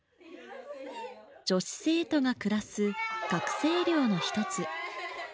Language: Japanese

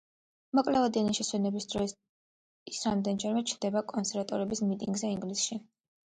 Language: Georgian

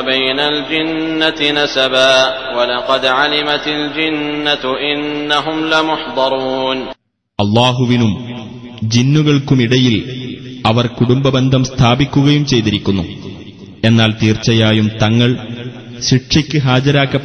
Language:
Malayalam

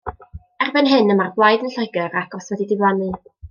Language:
Welsh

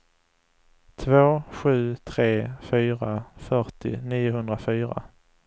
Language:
Swedish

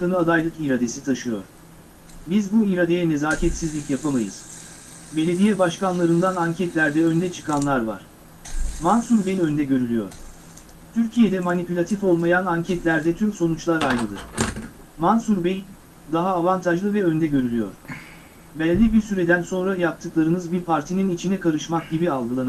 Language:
Turkish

